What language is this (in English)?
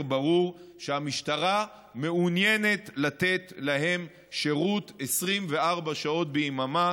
Hebrew